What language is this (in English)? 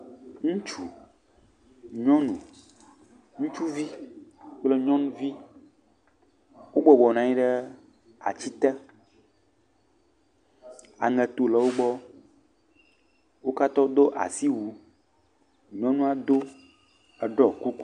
Ewe